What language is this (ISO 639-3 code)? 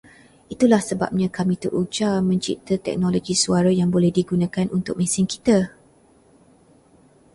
msa